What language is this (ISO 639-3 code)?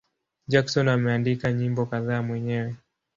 swa